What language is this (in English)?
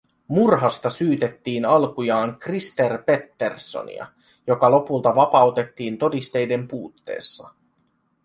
Finnish